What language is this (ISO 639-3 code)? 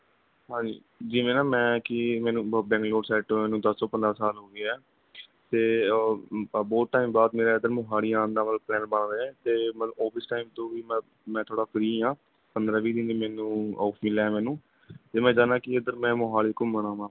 pan